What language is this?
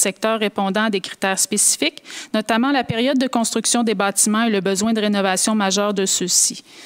French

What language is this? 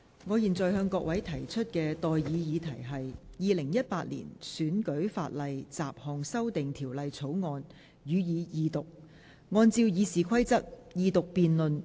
Cantonese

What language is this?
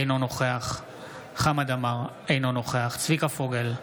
Hebrew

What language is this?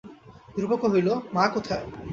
Bangla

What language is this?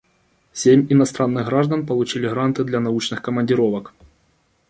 Russian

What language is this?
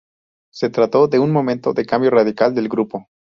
Spanish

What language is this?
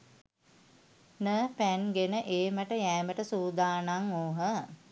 Sinhala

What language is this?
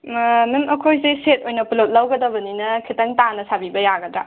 Manipuri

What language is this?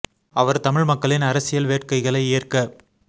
Tamil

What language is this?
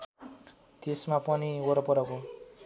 Nepali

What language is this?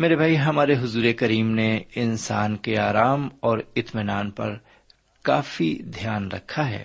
Urdu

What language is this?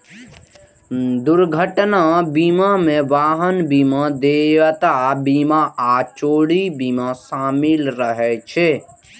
Maithili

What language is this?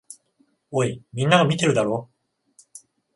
Japanese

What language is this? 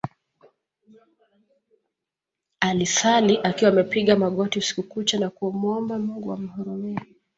Swahili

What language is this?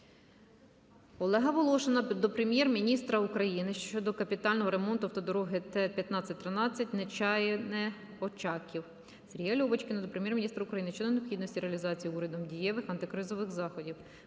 Ukrainian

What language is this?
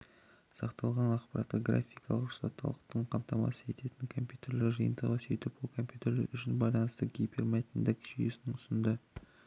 Kazakh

